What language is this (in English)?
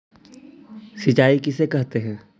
Magahi